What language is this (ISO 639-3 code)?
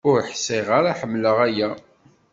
kab